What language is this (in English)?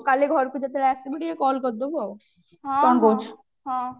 Odia